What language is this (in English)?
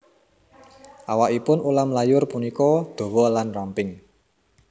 Javanese